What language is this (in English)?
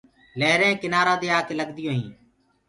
Gurgula